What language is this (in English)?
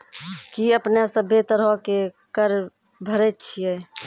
Maithili